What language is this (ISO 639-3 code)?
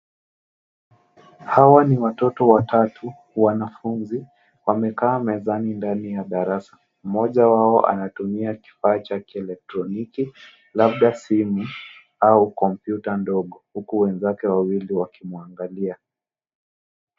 swa